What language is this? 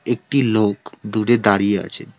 Bangla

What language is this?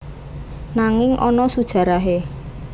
Javanese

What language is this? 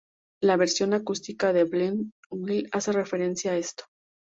Spanish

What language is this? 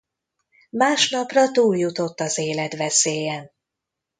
Hungarian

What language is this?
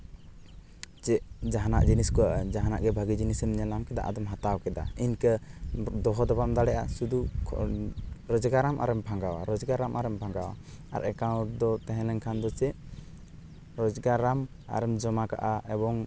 Santali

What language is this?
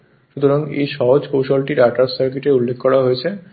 Bangla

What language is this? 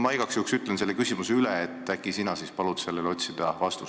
Estonian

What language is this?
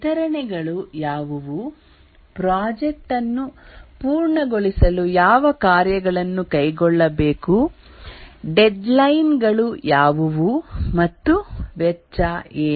Kannada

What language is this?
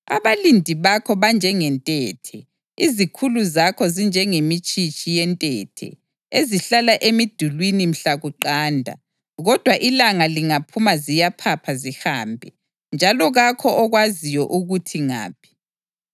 North Ndebele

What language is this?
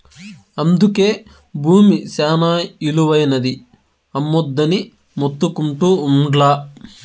Telugu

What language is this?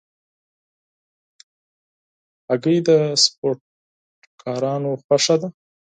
Pashto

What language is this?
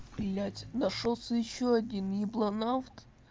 Russian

